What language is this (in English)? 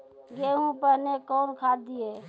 Maithili